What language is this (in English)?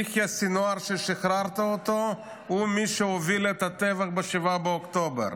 Hebrew